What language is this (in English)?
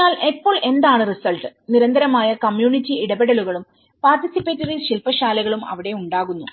Malayalam